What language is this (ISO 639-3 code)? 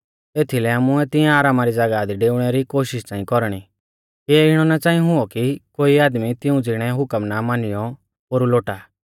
bfz